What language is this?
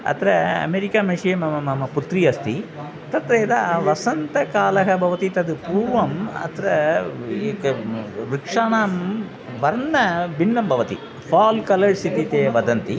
Sanskrit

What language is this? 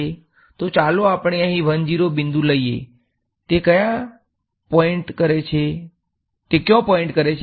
Gujarati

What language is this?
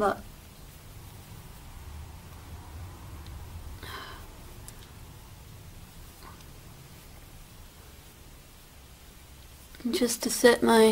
English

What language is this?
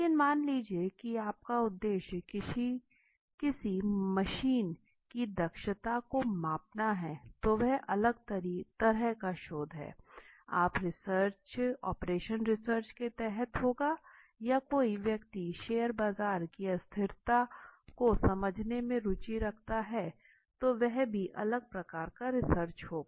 Hindi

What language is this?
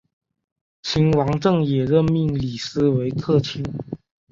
Chinese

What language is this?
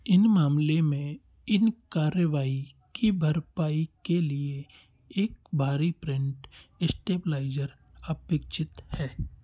Hindi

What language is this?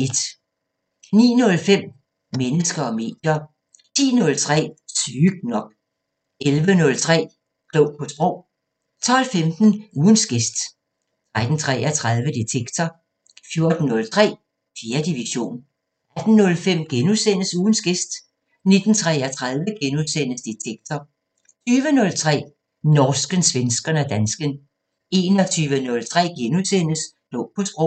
Danish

